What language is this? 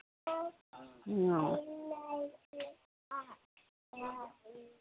Manipuri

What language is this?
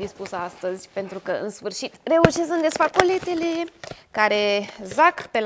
Romanian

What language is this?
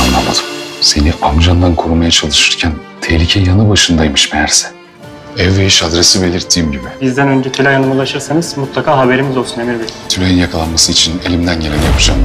Turkish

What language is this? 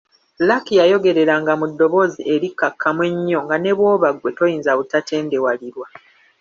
Ganda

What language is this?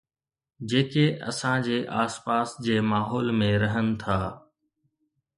Sindhi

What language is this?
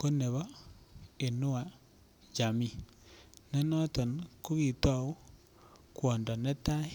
Kalenjin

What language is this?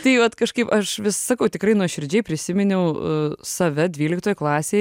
Lithuanian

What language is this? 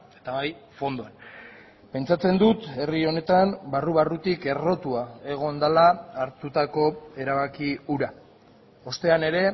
Basque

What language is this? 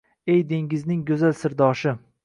Uzbek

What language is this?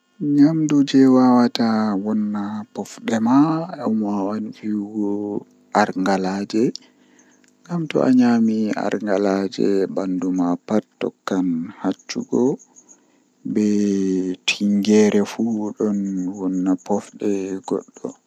Western Niger Fulfulde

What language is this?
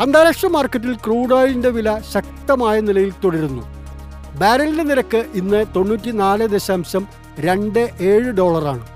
Malayalam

